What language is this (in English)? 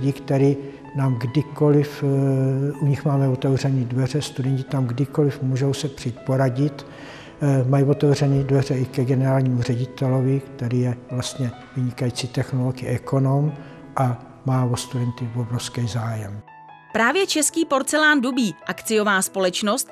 Czech